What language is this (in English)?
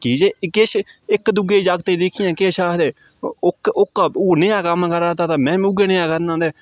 Dogri